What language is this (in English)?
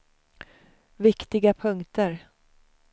Swedish